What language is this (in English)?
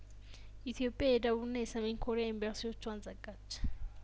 Amharic